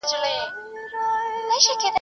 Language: Pashto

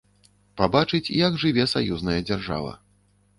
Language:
Belarusian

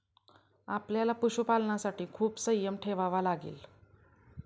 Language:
Marathi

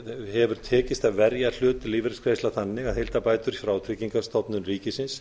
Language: Icelandic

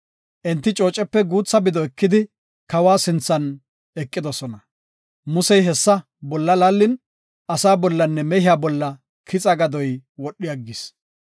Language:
Gofa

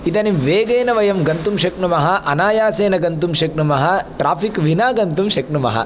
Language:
Sanskrit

